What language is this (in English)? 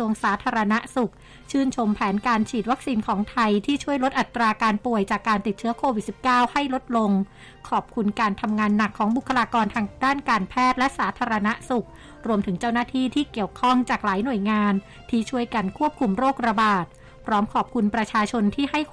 Thai